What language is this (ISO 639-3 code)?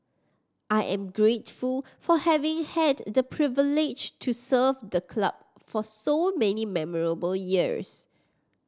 eng